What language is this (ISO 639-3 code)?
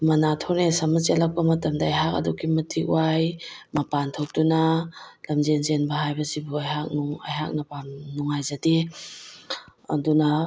mni